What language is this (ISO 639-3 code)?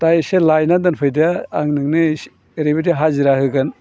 brx